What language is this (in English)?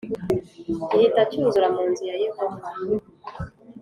Kinyarwanda